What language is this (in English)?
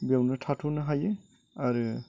Bodo